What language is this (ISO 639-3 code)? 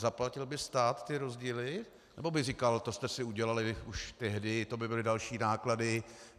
ces